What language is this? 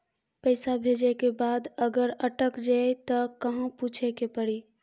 Maithili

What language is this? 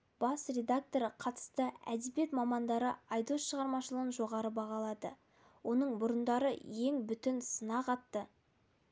Kazakh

